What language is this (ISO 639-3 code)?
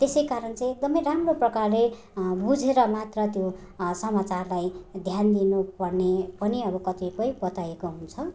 nep